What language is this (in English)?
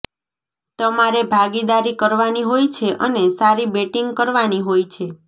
Gujarati